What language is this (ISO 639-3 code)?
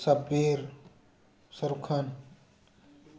mni